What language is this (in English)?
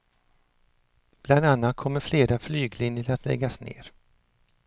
Swedish